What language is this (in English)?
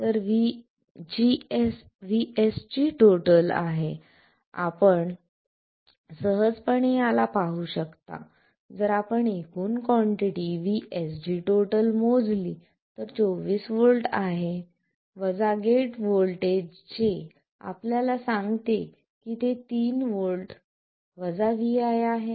Marathi